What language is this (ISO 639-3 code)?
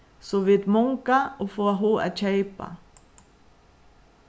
fao